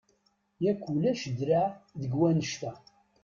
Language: Kabyle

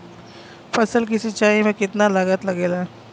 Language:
Bhojpuri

